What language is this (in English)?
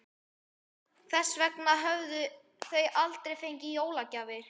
Icelandic